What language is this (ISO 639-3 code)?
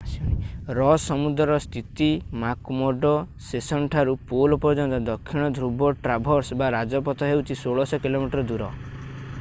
ori